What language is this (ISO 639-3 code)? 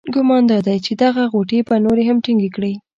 pus